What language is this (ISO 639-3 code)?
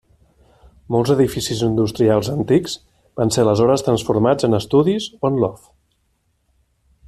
cat